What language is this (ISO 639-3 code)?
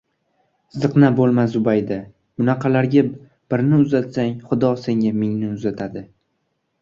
uzb